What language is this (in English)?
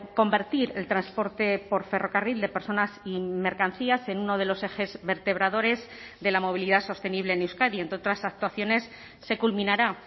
Spanish